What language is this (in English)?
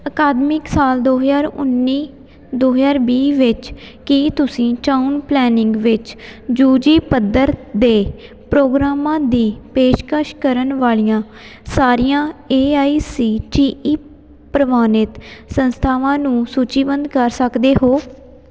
Punjabi